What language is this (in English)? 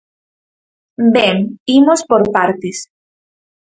Galician